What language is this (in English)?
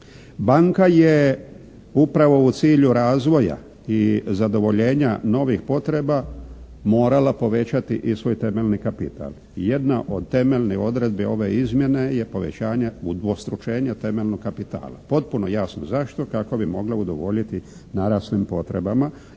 Croatian